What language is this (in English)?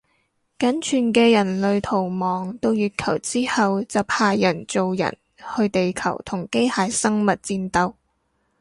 Cantonese